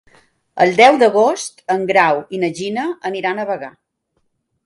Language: Catalan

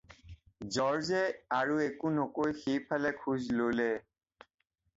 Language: Assamese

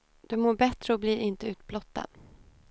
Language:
Swedish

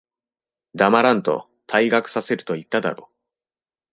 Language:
Japanese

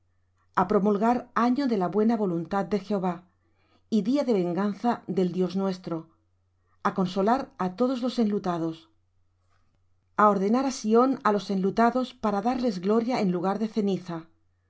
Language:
Spanish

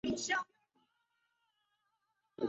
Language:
Chinese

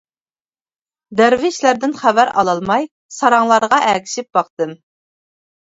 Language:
Uyghur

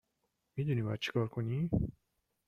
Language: Persian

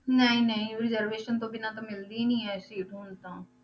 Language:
Punjabi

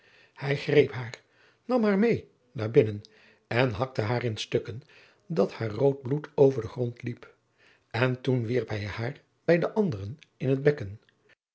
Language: Dutch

